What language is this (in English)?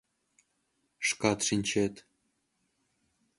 Mari